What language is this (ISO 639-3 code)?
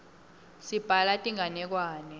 ssw